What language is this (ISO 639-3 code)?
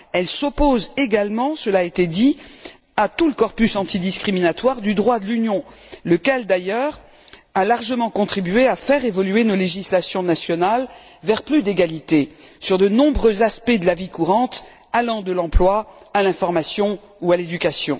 fra